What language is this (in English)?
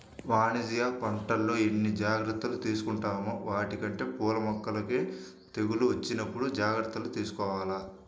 Telugu